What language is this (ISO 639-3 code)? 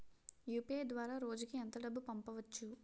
tel